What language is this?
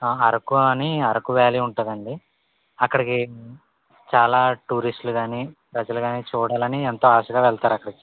Telugu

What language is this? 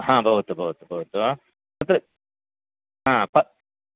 Sanskrit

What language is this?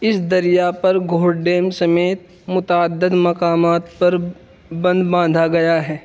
Urdu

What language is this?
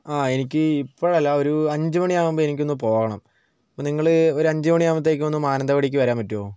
Malayalam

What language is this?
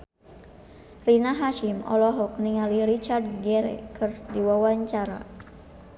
Sundanese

